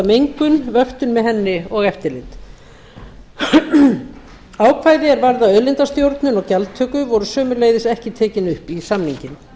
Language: Icelandic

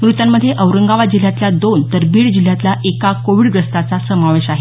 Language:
Marathi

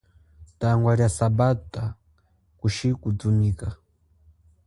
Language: Chokwe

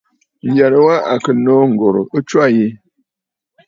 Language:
Bafut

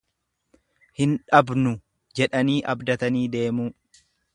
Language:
Oromo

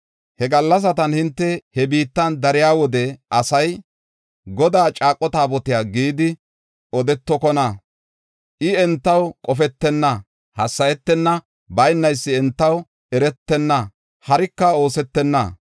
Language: Gofa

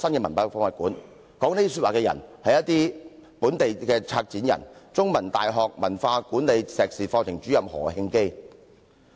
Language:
Cantonese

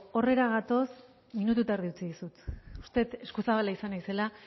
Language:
Basque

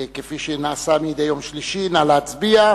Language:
Hebrew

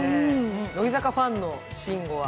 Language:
Japanese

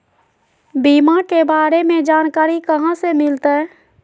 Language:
Magahi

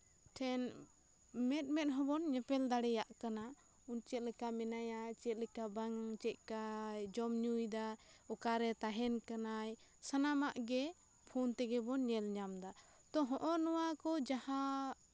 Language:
Santali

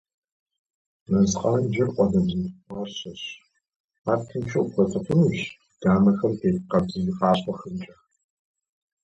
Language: Kabardian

